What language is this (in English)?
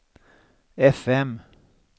Swedish